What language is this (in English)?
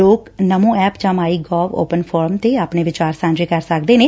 Punjabi